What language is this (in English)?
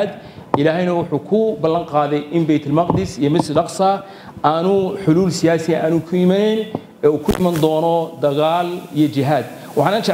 Arabic